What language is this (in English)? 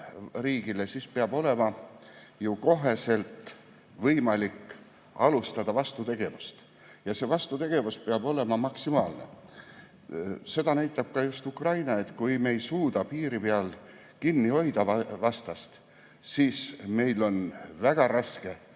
Estonian